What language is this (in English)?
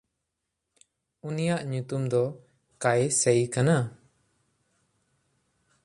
Santali